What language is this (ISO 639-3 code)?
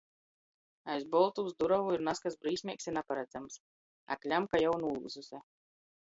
ltg